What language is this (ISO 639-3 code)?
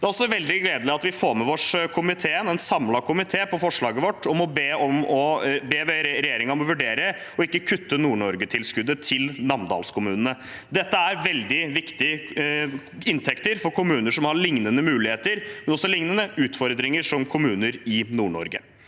nor